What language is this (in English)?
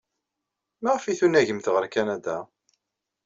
Kabyle